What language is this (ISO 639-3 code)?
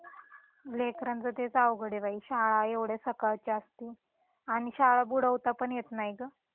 mar